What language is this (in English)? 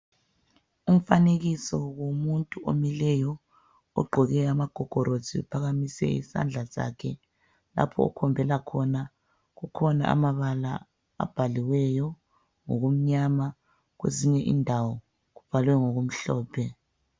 North Ndebele